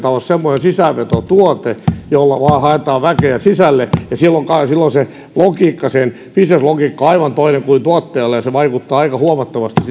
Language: Finnish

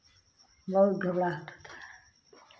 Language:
Hindi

